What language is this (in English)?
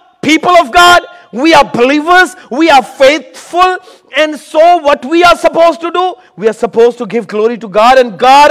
Urdu